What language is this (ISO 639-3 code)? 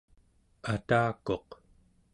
esu